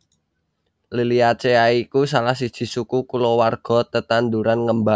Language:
Javanese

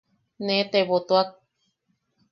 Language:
Yaqui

